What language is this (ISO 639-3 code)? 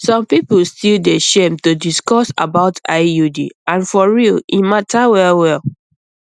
pcm